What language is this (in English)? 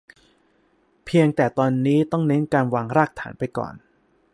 Thai